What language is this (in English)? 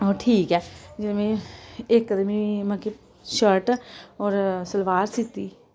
Dogri